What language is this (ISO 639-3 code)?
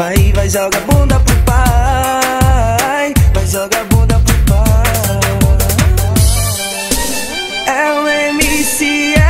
por